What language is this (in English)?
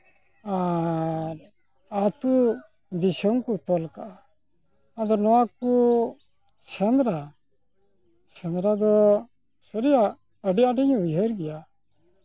Santali